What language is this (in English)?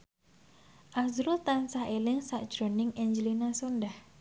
Javanese